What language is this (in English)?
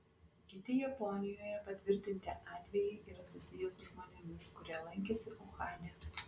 Lithuanian